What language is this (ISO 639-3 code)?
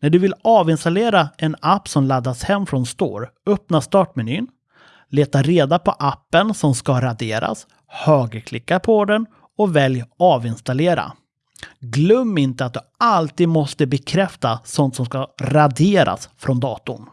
swe